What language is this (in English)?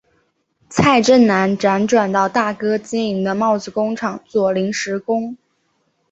Chinese